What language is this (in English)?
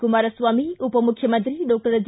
Kannada